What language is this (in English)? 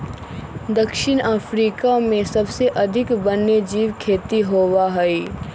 Magahi